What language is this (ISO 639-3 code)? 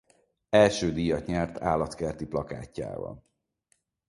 hun